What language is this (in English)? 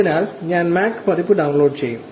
Malayalam